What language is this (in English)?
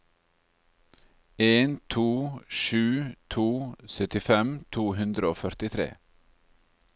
Norwegian